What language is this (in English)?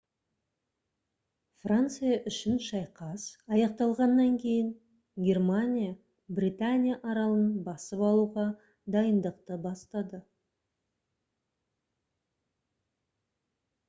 Kazakh